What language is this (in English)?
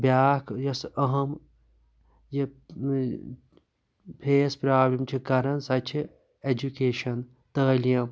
Kashmiri